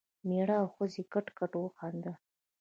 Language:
Pashto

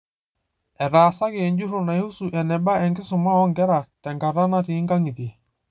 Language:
Masai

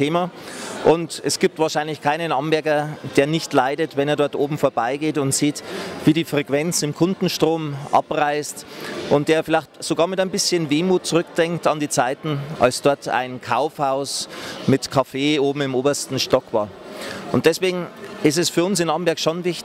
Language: German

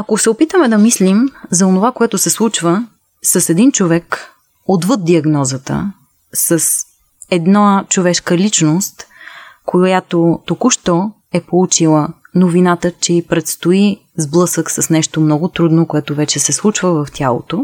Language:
Bulgarian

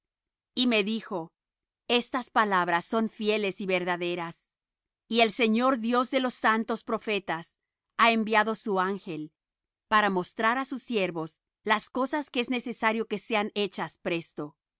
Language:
Spanish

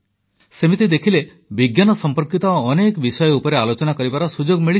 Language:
Odia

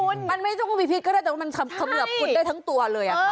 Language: Thai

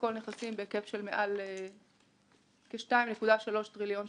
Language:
Hebrew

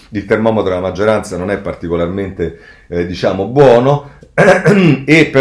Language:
Italian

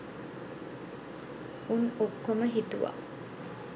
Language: Sinhala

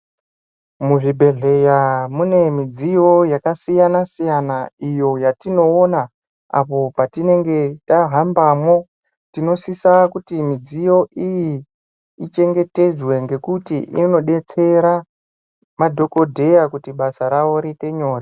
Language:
Ndau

